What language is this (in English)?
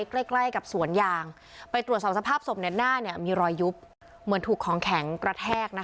Thai